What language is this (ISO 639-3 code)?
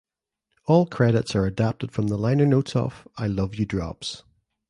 eng